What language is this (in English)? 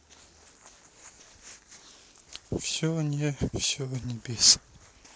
Russian